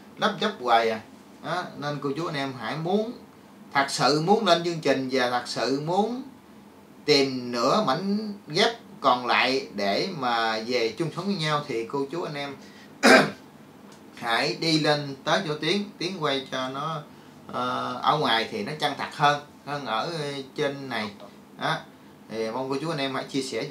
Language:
Vietnamese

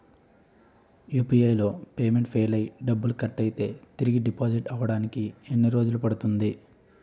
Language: Telugu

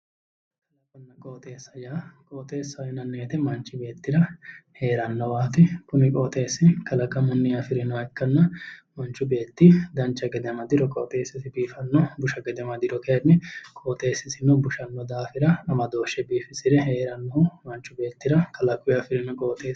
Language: Sidamo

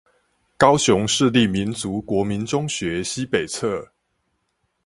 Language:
Chinese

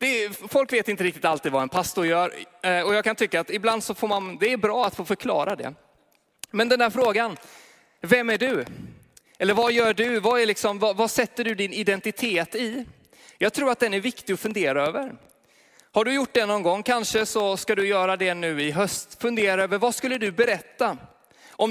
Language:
Swedish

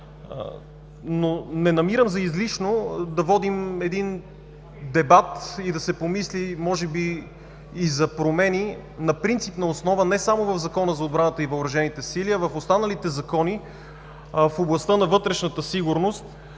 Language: Bulgarian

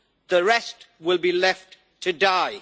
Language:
English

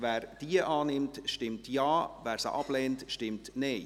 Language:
Swiss German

